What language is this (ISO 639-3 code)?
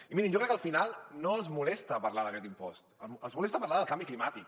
cat